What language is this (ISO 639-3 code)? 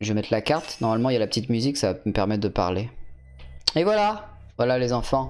fra